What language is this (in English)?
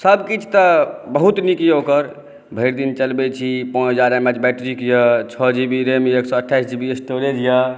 Maithili